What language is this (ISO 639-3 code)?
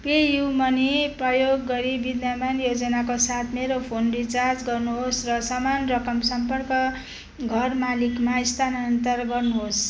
nep